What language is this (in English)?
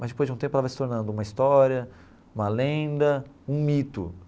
Portuguese